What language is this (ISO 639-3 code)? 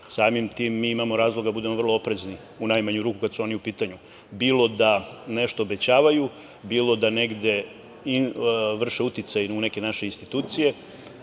srp